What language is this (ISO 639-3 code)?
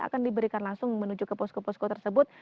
ind